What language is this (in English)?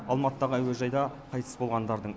Kazakh